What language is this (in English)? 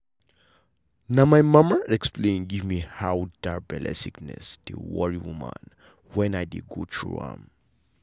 Nigerian Pidgin